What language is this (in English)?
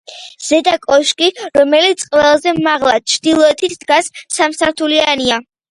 Georgian